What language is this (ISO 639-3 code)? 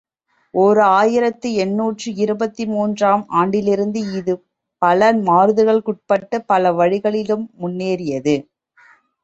tam